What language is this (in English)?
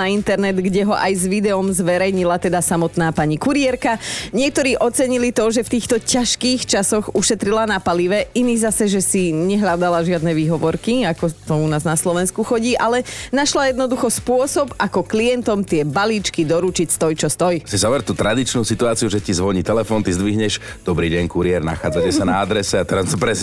Slovak